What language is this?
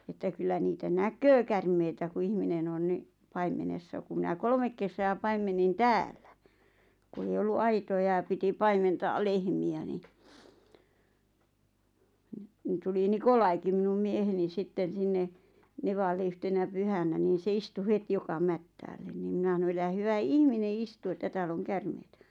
Finnish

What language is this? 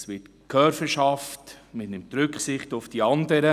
Swiss German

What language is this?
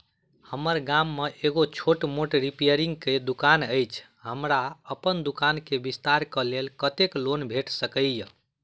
Maithili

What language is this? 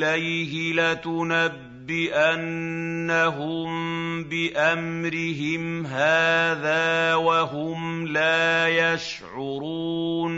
Arabic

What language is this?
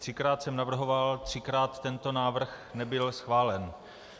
Czech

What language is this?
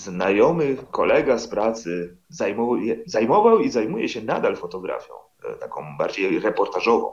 Polish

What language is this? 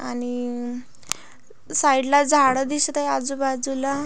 Marathi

